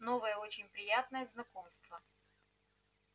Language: Russian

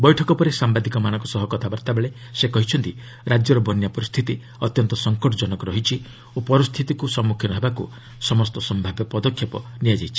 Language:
Odia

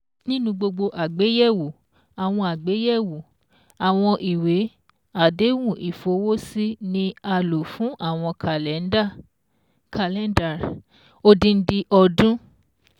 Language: Yoruba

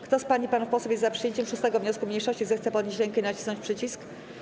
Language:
Polish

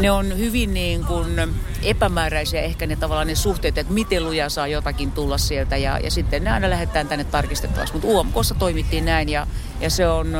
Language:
Finnish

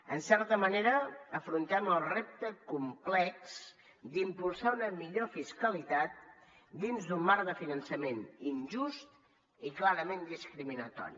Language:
Catalan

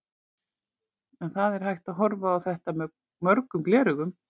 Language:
Icelandic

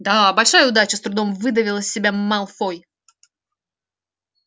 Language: Russian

